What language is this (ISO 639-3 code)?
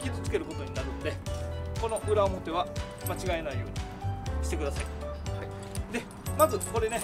jpn